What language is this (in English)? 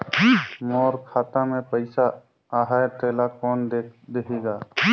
Chhattisgarhi